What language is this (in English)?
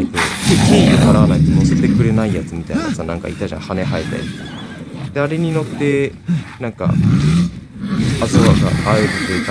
Japanese